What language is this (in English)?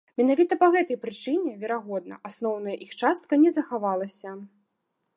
Belarusian